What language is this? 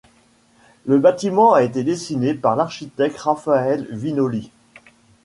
French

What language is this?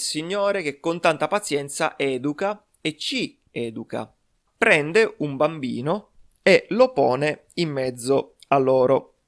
Italian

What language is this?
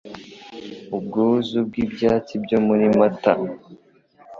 Kinyarwanda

